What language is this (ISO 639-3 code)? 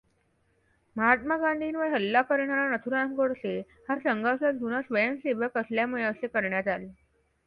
mar